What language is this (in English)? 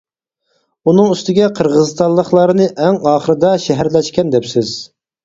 Uyghur